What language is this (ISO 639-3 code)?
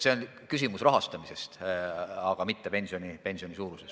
est